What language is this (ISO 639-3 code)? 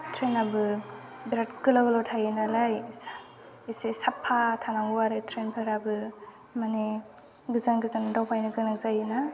brx